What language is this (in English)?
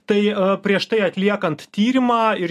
Lithuanian